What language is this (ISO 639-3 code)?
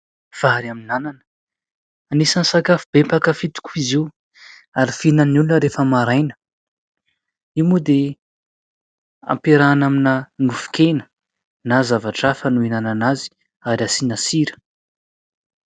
mlg